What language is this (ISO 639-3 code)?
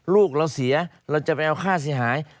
tha